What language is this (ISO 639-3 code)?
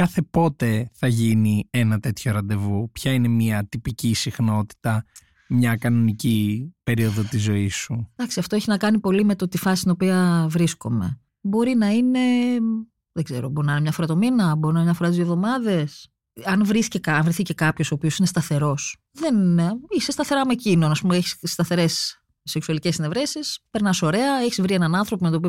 ell